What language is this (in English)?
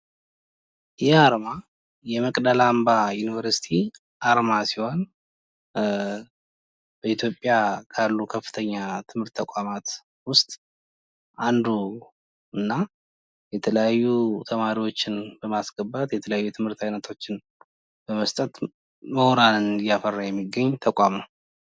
Amharic